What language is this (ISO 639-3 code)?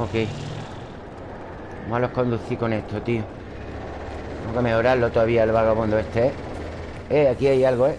spa